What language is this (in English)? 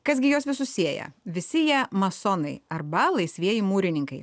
Lithuanian